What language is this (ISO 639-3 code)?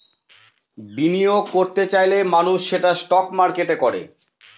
ben